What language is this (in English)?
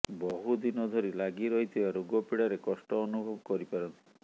Odia